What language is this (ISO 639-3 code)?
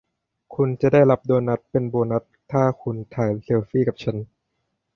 tha